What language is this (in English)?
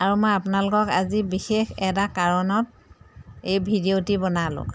Assamese